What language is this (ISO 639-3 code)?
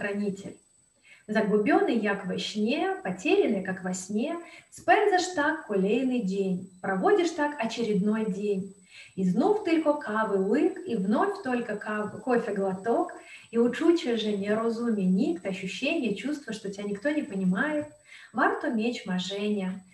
rus